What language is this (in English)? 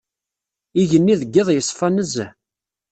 Kabyle